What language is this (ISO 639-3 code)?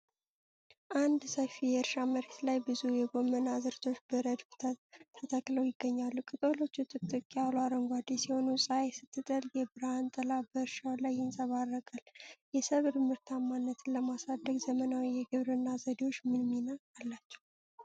amh